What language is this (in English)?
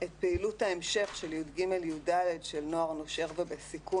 Hebrew